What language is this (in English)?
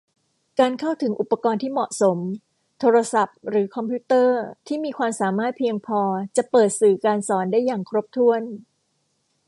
Thai